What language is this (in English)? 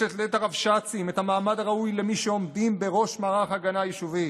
Hebrew